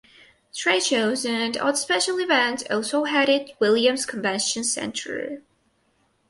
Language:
English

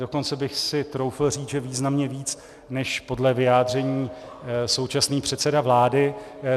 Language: Czech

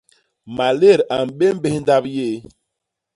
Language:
Basaa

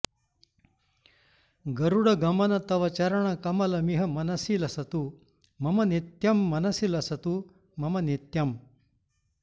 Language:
Sanskrit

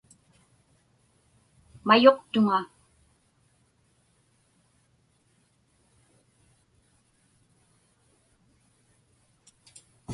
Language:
Inupiaq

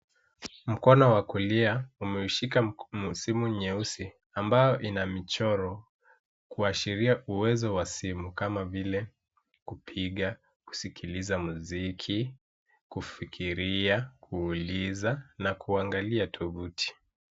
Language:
Swahili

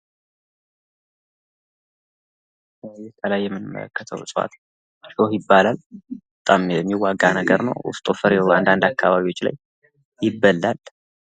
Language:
Amharic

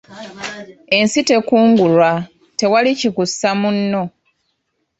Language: Ganda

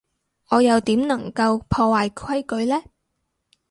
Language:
Cantonese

